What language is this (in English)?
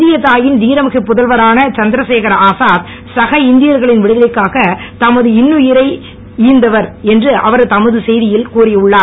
Tamil